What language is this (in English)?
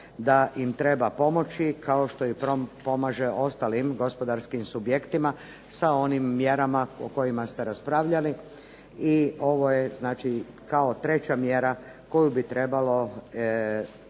Croatian